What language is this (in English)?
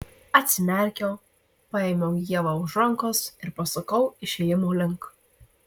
Lithuanian